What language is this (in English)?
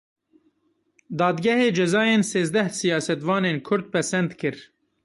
Kurdish